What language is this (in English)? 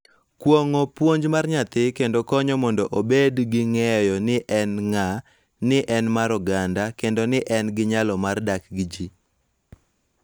Luo (Kenya and Tanzania)